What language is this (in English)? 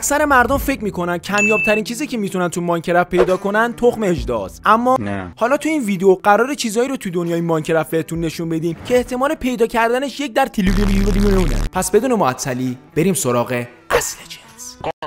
Persian